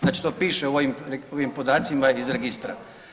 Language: Croatian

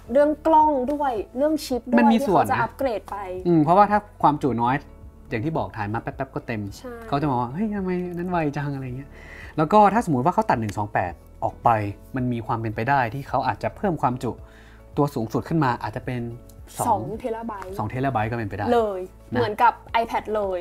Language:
Thai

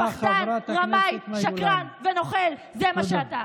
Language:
Hebrew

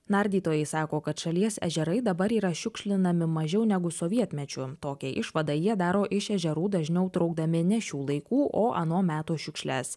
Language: Lithuanian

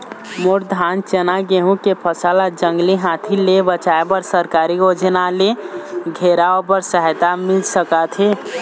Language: Chhattisgarhi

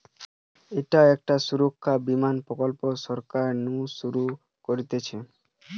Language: Bangla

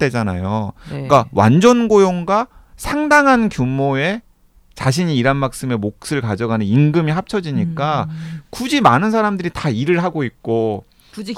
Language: Korean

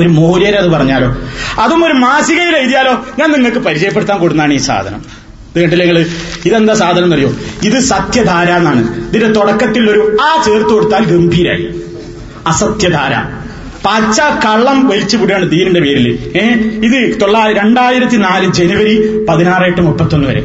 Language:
Malayalam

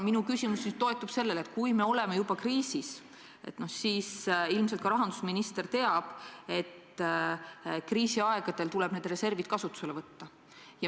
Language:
Estonian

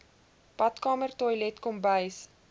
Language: Afrikaans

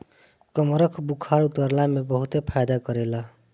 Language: Bhojpuri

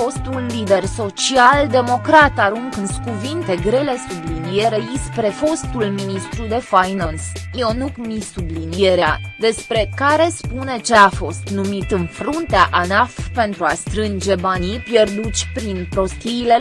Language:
Romanian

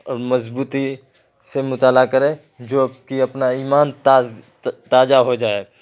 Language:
Urdu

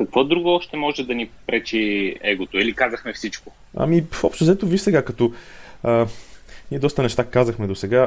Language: Bulgarian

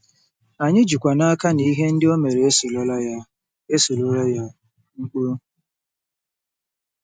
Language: Igbo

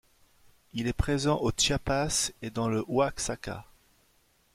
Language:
French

